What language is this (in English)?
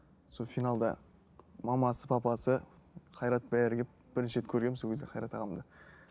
Kazakh